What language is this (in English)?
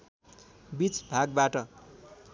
Nepali